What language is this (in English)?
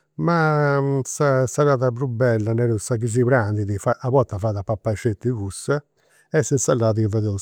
Campidanese Sardinian